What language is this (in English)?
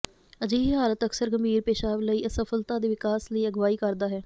Punjabi